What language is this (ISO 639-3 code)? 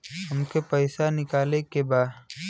bho